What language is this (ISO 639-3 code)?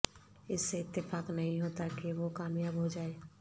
urd